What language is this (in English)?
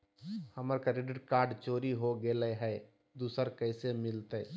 Magahi